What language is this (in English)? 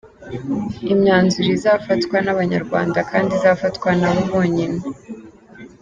Kinyarwanda